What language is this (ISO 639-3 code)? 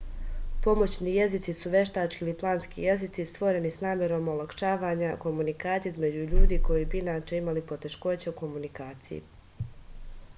srp